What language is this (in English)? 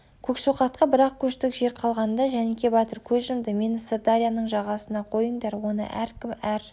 Kazakh